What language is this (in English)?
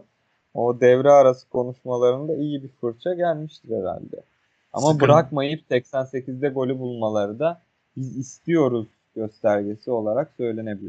Turkish